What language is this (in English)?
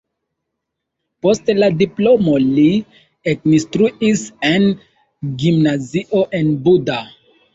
Esperanto